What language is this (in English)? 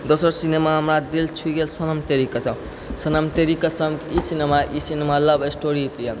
Maithili